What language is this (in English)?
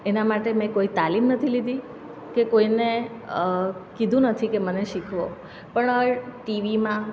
Gujarati